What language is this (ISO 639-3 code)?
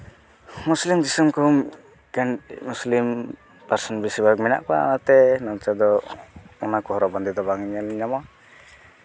sat